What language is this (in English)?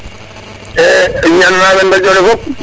Serer